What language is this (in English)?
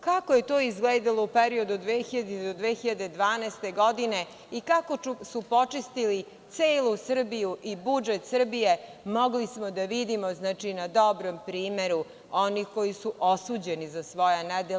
Serbian